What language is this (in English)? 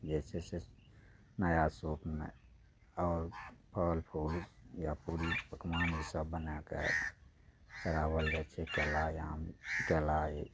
Maithili